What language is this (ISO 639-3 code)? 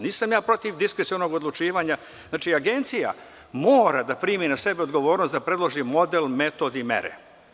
srp